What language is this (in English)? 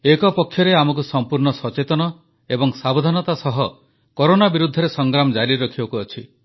Odia